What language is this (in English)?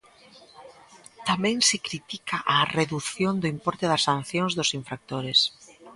Galician